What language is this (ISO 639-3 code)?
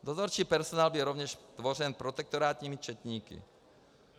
ces